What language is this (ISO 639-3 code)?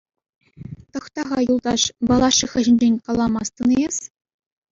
chv